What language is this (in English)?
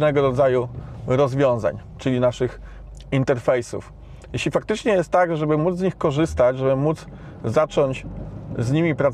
Polish